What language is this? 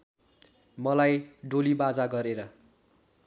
Nepali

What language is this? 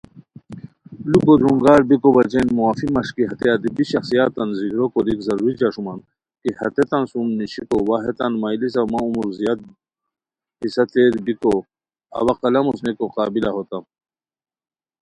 Khowar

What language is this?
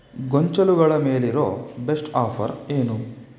Kannada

